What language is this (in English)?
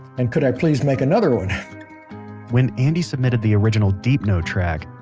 English